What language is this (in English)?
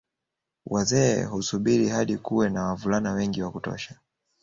Swahili